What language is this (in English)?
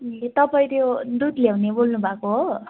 Nepali